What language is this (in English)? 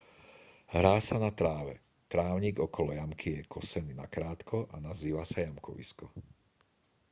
Slovak